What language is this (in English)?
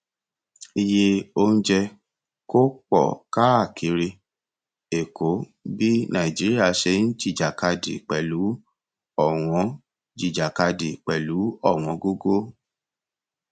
Yoruba